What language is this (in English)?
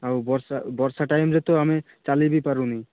Odia